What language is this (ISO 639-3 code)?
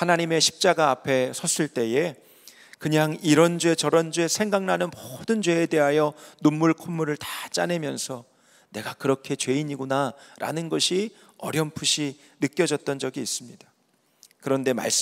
kor